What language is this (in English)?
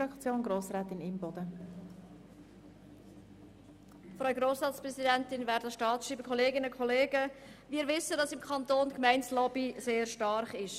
Swiss German